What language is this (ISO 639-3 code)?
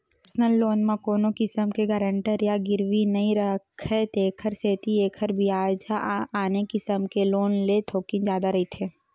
hne